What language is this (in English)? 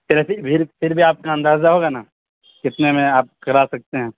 Urdu